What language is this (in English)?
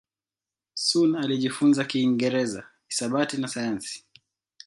Swahili